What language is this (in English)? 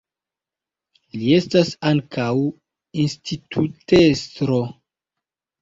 Esperanto